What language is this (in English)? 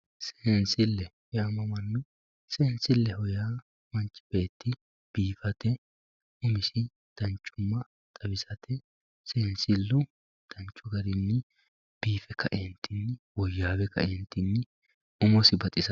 Sidamo